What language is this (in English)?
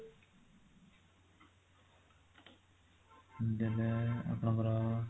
Odia